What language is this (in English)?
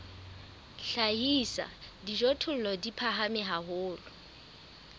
Southern Sotho